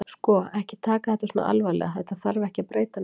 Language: Icelandic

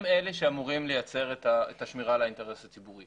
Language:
Hebrew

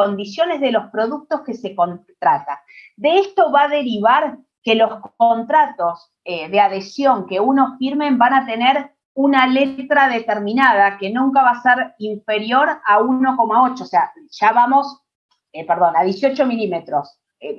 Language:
Spanish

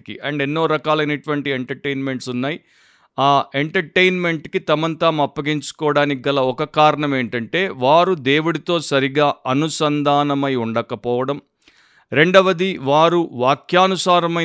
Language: Telugu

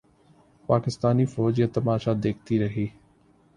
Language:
Urdu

